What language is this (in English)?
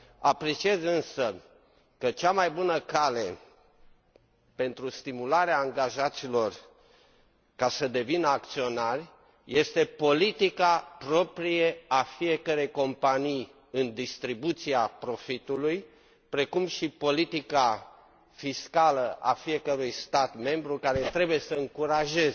Romanian